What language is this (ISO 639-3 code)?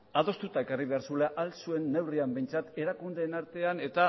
eus